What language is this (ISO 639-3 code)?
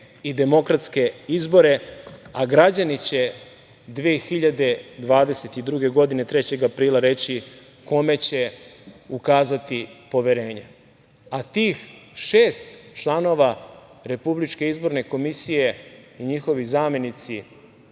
srp